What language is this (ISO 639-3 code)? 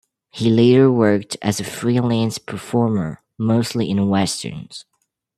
eng